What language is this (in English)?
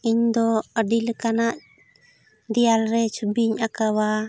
Santali